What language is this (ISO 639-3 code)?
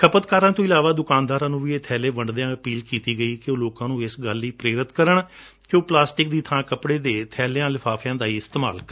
pan